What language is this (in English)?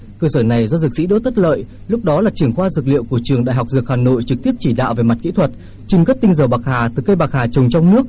Vietnamese